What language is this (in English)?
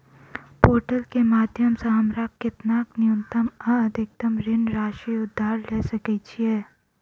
Maithili